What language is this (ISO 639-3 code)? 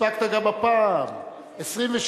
heb